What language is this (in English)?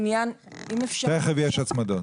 Hebrew